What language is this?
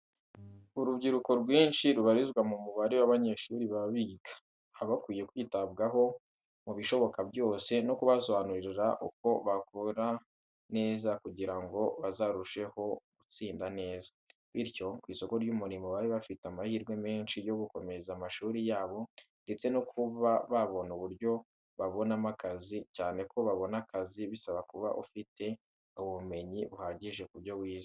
Kinyarwanda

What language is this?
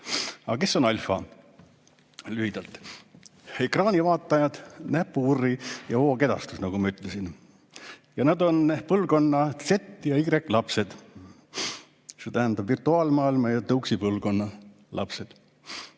Estonian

